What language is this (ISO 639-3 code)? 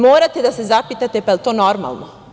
srp